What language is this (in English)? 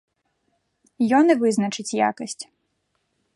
Belarusian